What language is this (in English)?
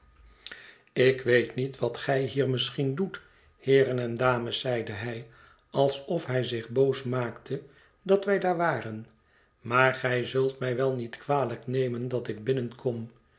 Dutch